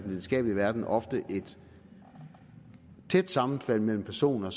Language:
Danish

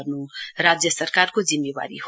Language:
Nepali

